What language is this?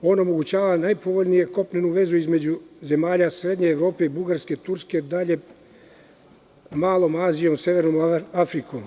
Serbian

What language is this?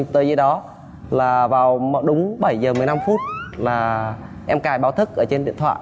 Vietnamese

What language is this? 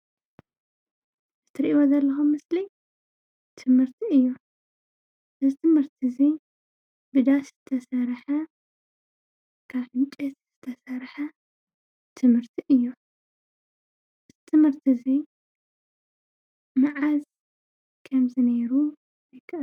Tigrinya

